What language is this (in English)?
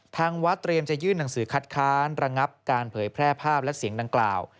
Thai